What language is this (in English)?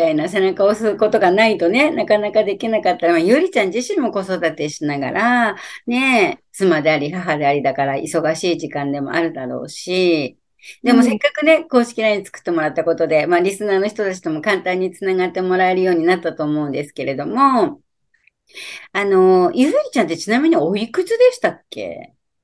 Japanese